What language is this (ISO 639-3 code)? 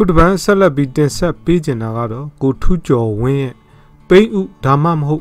hin